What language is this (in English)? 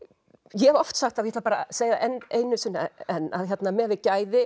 Icelandic